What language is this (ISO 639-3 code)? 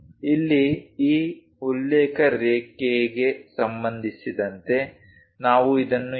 kan